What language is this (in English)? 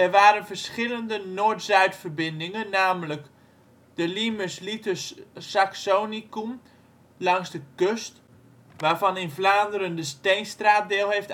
Dutch